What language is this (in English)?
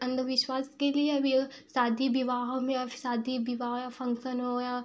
Hindi